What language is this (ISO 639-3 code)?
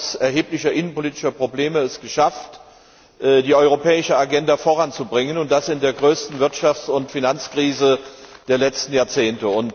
deu